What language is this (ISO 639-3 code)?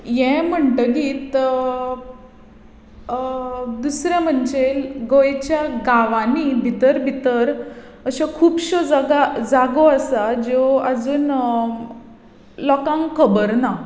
kok